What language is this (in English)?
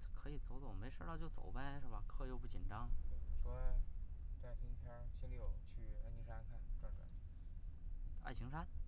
Chinese